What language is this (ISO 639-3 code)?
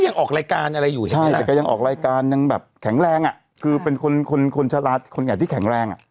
tha